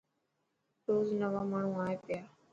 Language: Dhatki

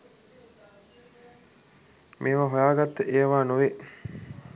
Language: Sinhala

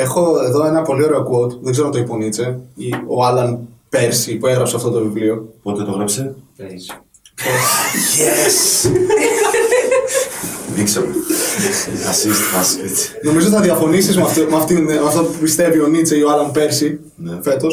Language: Greek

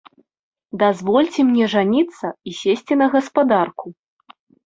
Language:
Belarusian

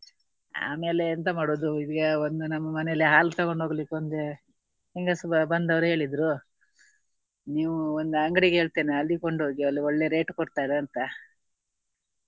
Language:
Kannada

